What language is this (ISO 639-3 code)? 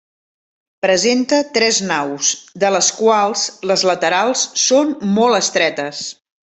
cat